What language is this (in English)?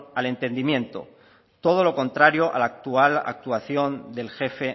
Spanish